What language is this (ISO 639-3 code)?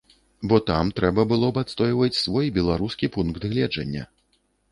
bel